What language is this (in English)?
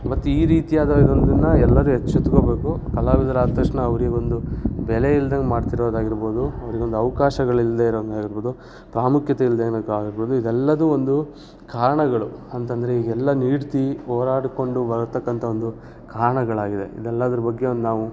Kannada